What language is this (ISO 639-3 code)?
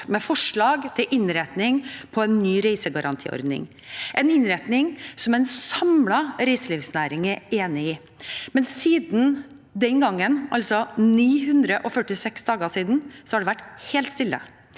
nor